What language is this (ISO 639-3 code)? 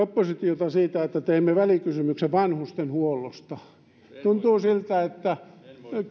fin